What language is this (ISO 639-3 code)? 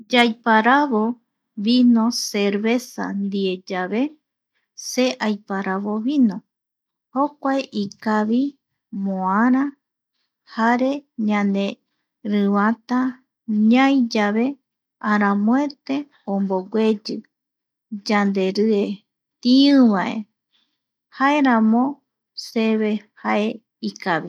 gui